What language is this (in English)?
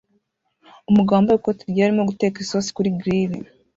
Kinyarwanda